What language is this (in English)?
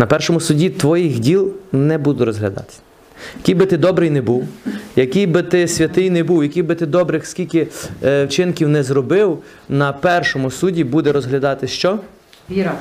Ukrainian